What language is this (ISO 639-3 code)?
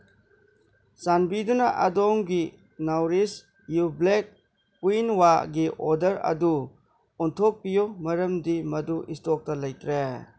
mni